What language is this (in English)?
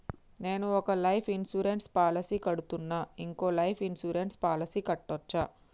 Telugu